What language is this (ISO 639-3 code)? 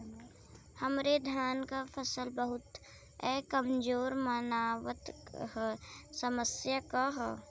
bho